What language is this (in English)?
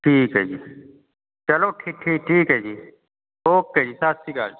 Punjabi